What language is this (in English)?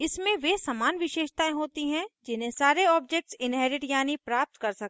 Hindi